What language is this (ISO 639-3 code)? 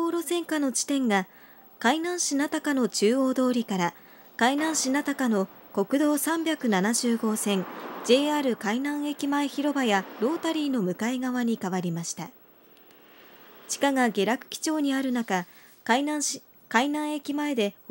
jpn